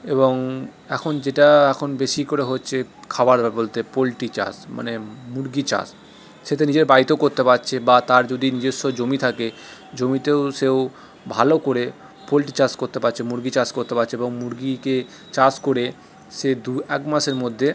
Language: Bangla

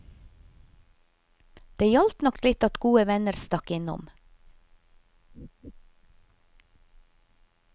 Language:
Norwegian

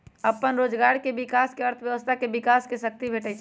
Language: Magahi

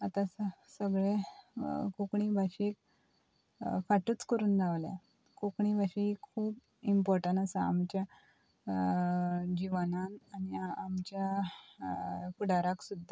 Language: Konkani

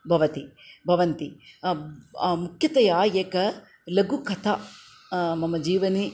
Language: Sanskrit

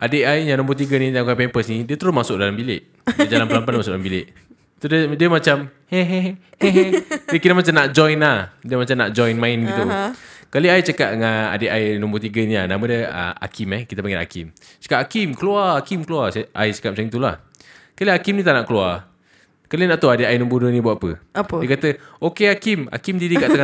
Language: Malay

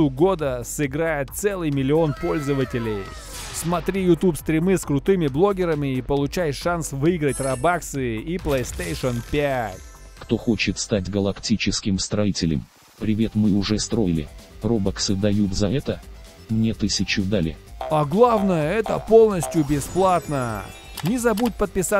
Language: Russian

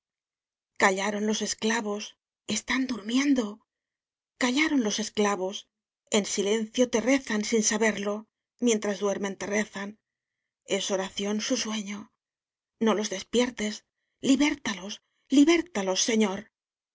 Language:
Spanish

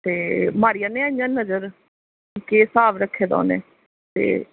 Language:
Dogri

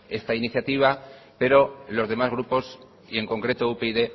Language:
Spanish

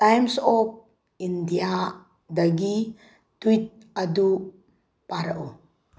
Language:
Manipuri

